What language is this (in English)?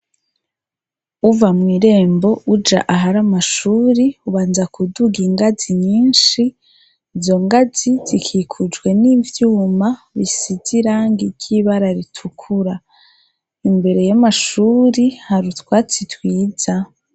Rundi